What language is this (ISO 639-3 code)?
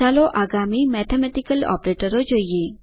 guj